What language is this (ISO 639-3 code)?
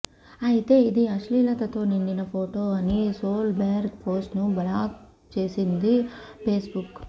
tel